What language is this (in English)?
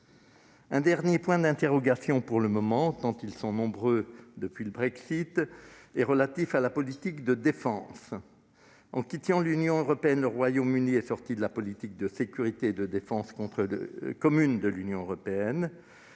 French